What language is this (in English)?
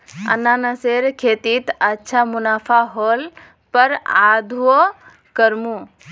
Magahi